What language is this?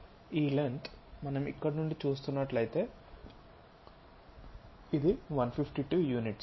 Telugu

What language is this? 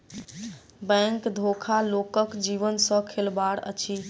Maithili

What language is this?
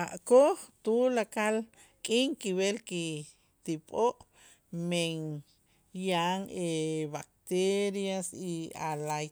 Itzá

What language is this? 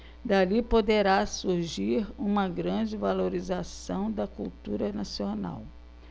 Portuguese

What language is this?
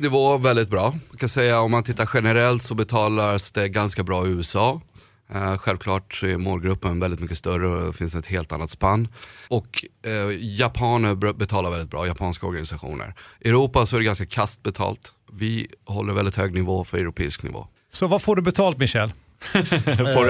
Swedish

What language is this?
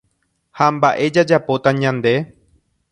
Guarani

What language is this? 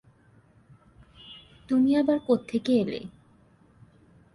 Bangla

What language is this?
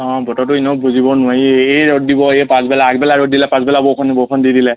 Assamese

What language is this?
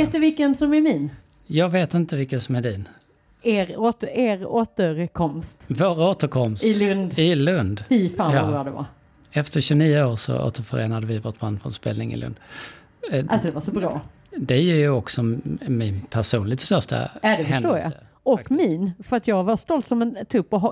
Swedish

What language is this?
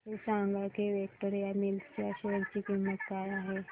Marathi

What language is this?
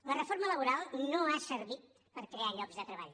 Catalan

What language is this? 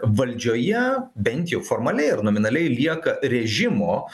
Lithuanian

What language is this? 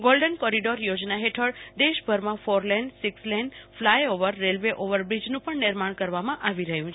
Gujarati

